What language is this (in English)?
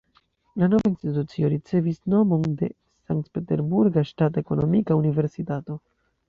Esperanto